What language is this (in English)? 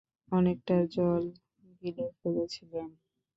Bangla